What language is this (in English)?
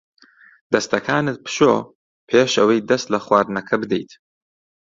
Central Kurdish